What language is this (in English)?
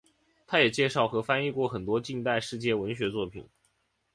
Chinese